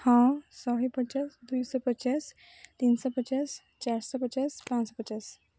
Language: Odia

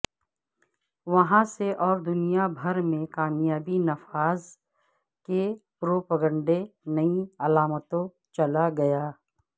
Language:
Urdu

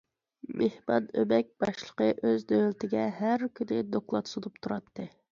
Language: Uyghur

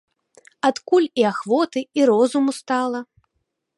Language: Belarusian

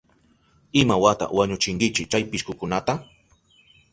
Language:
Southern Pastaza Quechua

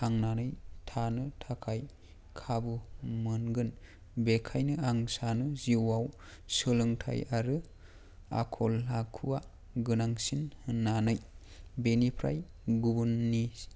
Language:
Bodo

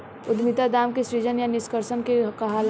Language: Bhojpuri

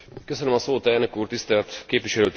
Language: Hungarian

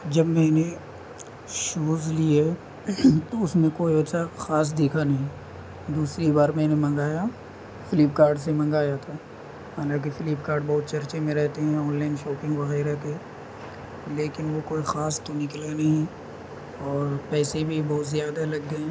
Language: Urdu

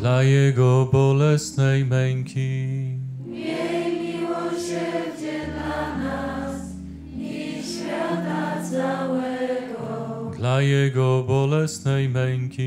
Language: Polish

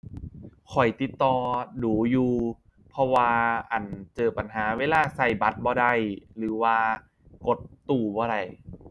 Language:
Thai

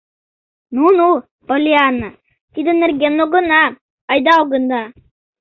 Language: Mari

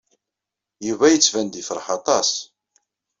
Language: Kabyle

